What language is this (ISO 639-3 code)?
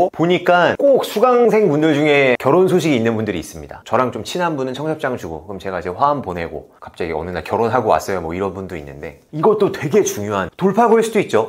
kor